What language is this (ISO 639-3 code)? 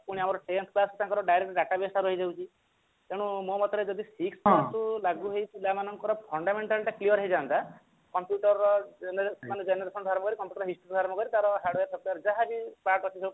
ori